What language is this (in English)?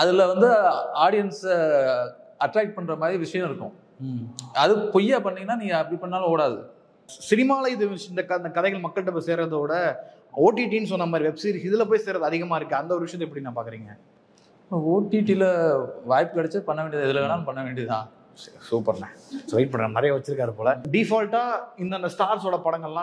Tamil